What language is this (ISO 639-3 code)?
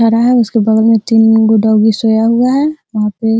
hin